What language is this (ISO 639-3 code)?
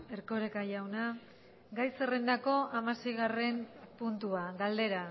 eus